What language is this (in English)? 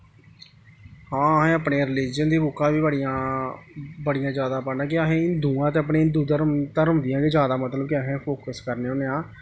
Dogri